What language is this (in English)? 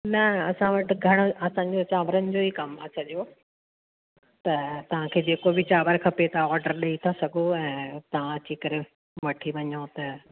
Sindhi